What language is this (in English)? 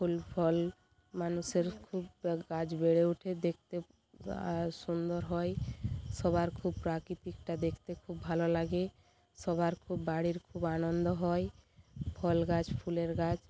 Bangla